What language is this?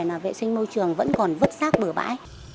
Vietnamese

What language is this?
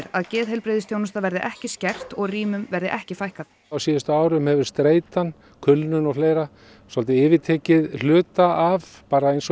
Icelandic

